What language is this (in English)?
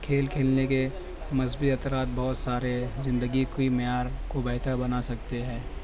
Urdu